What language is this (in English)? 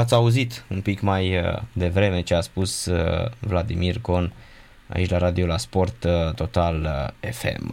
Romanian